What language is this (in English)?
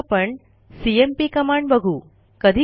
Marathi